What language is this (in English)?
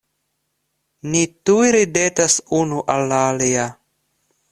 Esperanto